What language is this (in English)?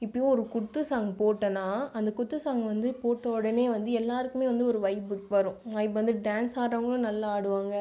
Tamil